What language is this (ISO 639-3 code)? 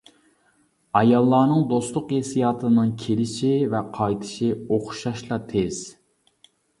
uig